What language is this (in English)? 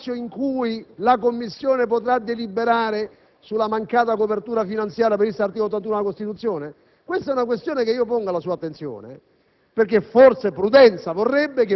Italian